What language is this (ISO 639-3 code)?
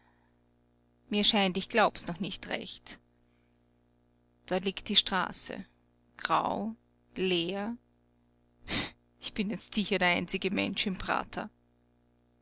deu